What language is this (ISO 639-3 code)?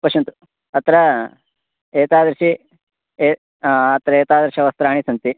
san